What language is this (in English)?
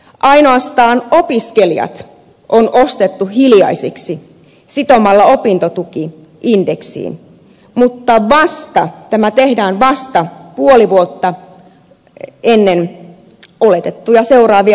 Finnish